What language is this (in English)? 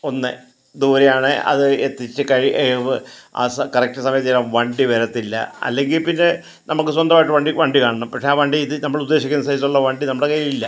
Malayalam